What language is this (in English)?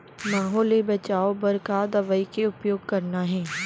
Chhattisgarhi